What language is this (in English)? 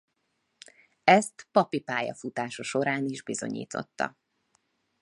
Hungarian